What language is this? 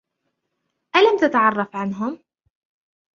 Arabic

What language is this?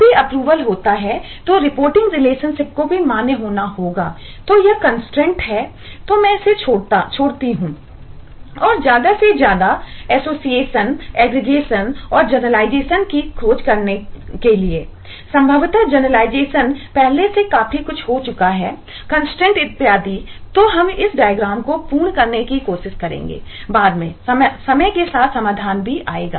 Hindi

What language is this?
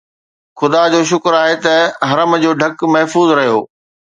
Sindhi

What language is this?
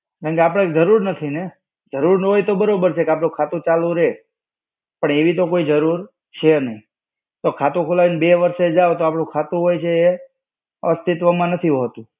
Gujarati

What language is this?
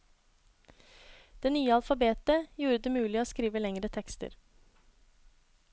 Norwegian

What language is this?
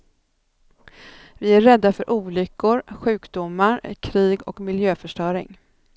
Swedish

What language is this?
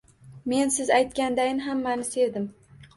Uzbek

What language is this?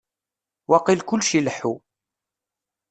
Kabyle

